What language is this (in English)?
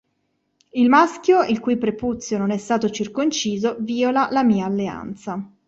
Italian